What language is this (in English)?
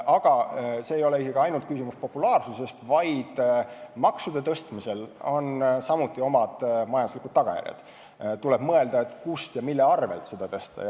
Estonian